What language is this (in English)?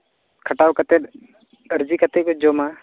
Santali